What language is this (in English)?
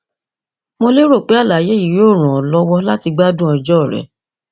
Yoruba